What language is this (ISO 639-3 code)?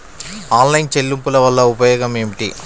tel